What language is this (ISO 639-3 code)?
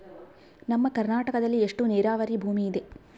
kan